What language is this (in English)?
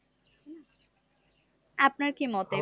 Bangla